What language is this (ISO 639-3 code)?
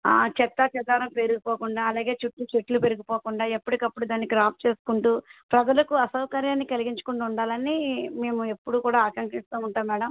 tel